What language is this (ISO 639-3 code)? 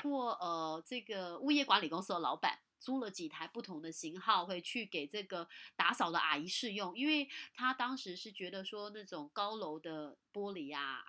zho